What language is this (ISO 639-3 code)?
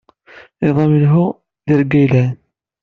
kab